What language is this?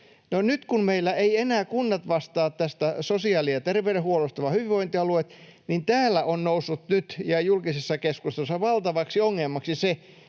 Finnish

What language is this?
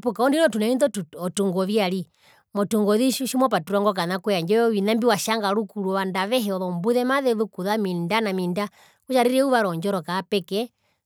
Herero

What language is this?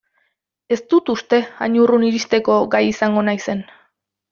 Basque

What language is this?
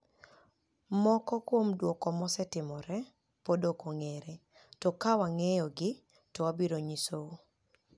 Luo (Kenya and Tanzania)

